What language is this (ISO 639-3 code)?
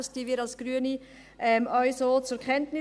gsw